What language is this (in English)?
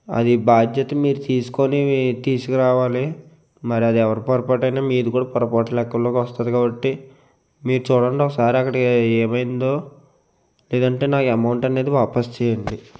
Telugu